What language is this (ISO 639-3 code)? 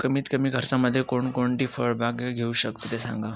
mar